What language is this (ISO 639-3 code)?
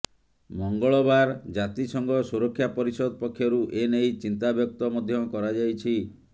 ori